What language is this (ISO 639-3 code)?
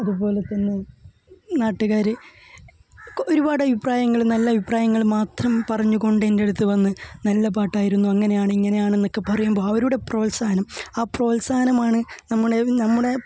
mal